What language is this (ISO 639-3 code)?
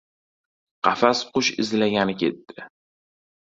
uzb